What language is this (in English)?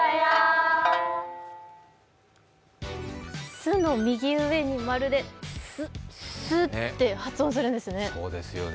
Japanese